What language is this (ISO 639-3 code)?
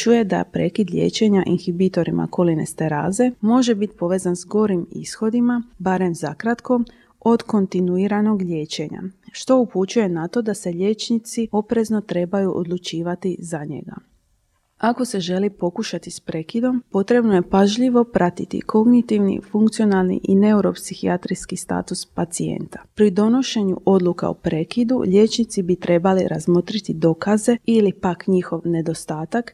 hrv